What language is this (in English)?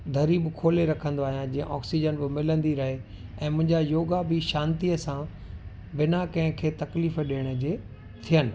Sindhi